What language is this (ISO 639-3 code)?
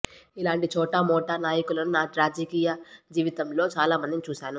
tel